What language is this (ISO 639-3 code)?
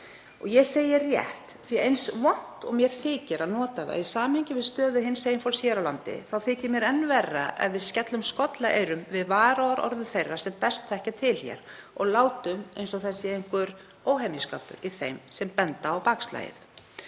isl